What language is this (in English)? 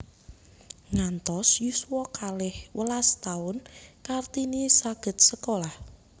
Javanese